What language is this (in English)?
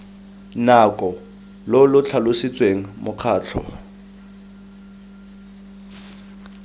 Tswana